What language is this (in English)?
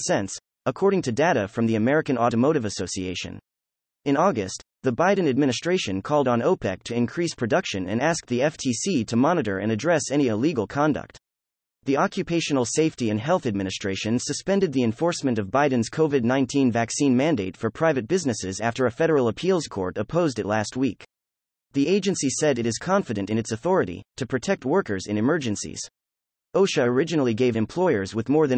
English